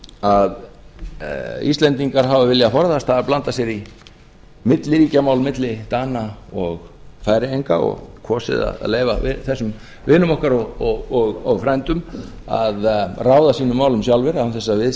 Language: Icelandic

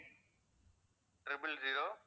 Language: Tamil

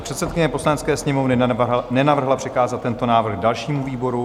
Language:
Czech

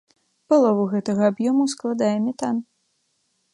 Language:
Belarusian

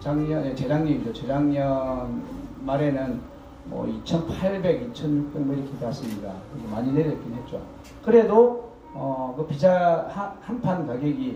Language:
Korean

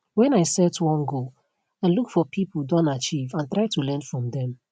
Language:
Nigerian Pidgin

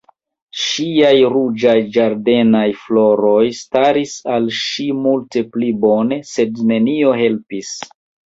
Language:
Esperanto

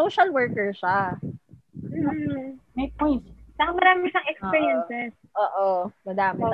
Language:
Filipino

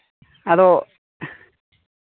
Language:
Santali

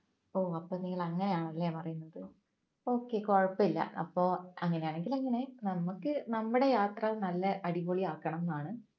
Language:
Malayalam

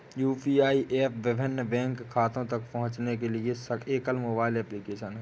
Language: Hindi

